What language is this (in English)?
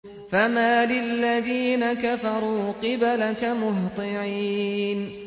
Arabic